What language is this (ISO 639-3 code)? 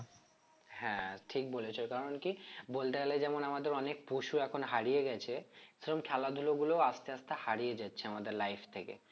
ben